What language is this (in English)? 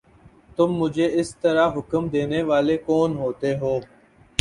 Urdu